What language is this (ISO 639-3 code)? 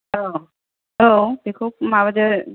brx